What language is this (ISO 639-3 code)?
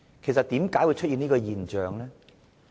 yue